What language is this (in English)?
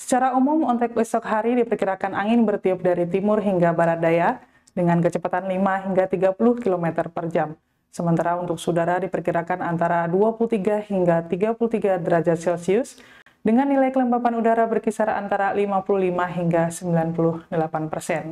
Indonesian